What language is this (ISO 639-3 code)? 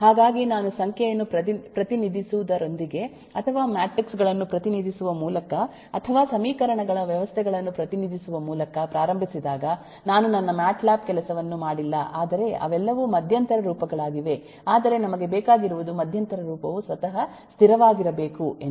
kan